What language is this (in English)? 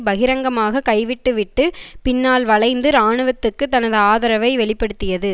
Tamil